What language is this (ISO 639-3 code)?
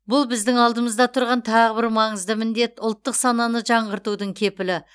kaz